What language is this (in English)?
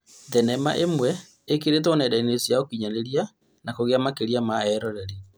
Kikuyu